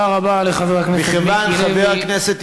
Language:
Hebrew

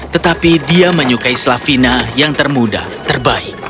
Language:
Indonesian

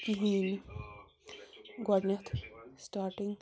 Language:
Kashmiri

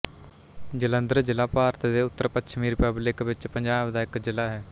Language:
Punjabi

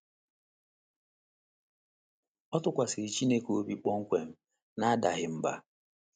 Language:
Igbo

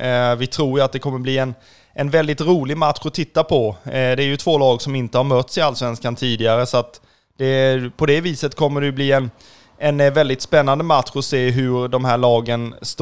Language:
Swedish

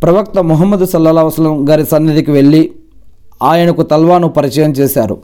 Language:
Telugu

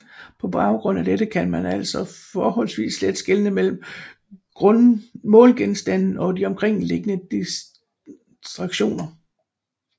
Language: Danish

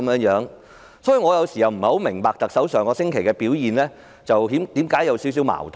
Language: Cantonese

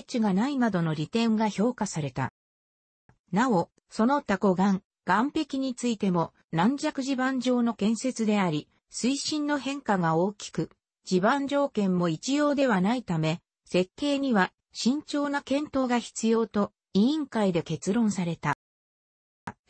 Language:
Japanese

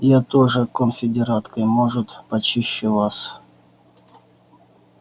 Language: Russian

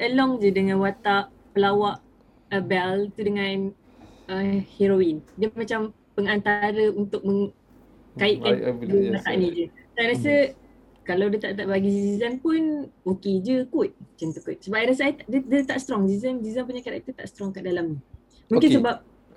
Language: Malay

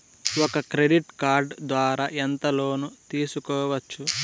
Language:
Telugu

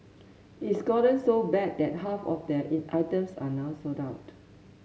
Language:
English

